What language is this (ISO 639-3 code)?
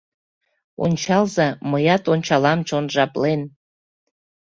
chm